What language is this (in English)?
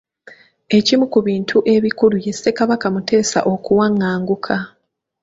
Ganda